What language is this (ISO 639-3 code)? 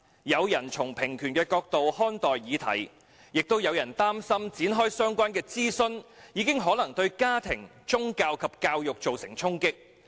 yue